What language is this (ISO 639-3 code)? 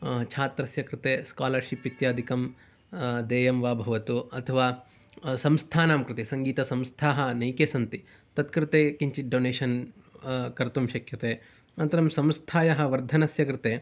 san